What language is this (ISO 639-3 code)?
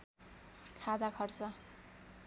nep